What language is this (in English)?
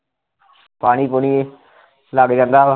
Punjabi